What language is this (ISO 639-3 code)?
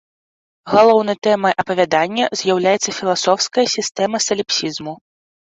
bel